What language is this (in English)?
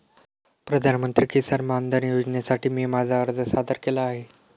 Marathi